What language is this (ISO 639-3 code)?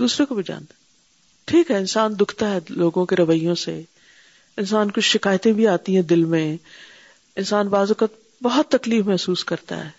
urd